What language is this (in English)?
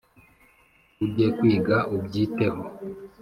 Kinyarwanda